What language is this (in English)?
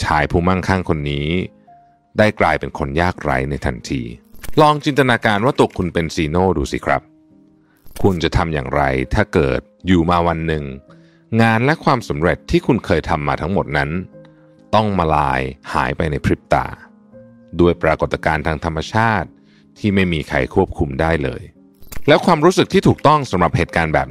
Thai